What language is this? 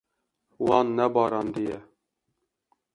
Kurdish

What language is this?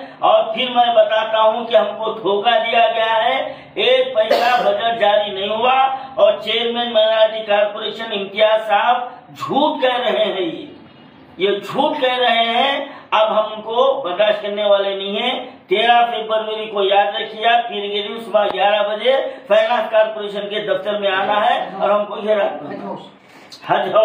Hindi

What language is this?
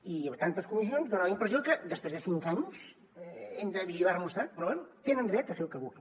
Catalan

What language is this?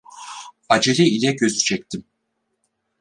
Turkish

